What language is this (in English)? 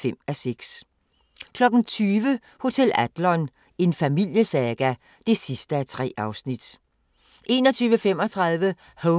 Danish